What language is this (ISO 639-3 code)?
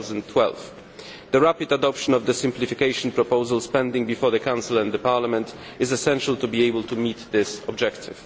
eng